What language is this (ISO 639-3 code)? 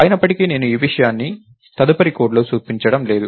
tel